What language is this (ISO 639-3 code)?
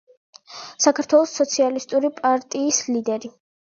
kat